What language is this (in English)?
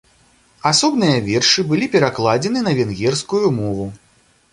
Belarusian